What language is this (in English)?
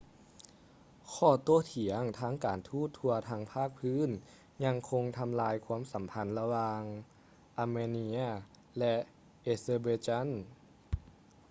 Lao